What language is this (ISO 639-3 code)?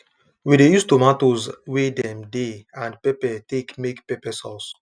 pcm